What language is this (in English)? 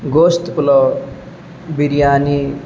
Urdu